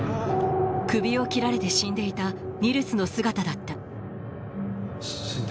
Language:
Japanese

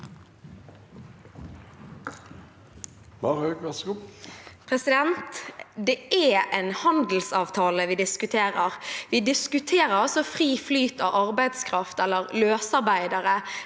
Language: Norwegian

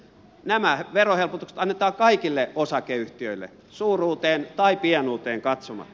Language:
Finnish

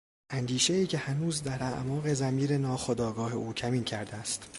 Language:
Persian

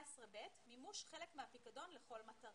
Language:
Hebrew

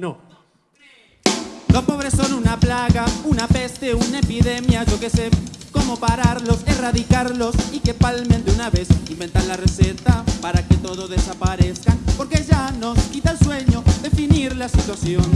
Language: Spanish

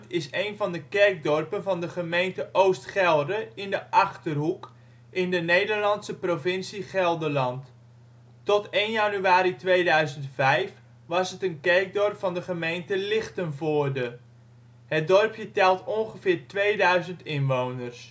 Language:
Dutch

